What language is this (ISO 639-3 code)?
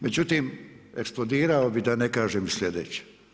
hrv